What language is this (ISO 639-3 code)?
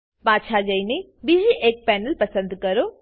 guj